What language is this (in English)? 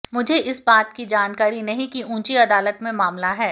Hindi